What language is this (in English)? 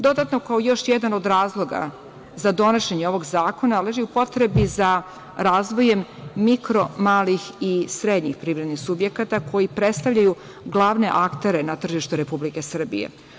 Serbian